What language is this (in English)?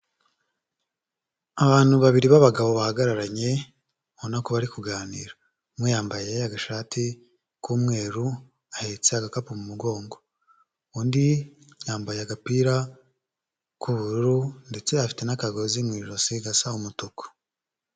Kinyarwanda